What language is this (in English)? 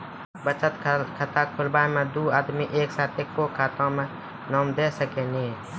Maithili